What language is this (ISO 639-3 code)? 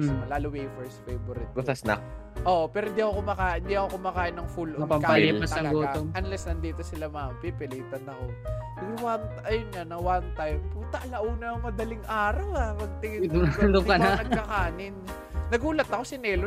fil